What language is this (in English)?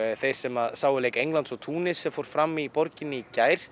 Icelandic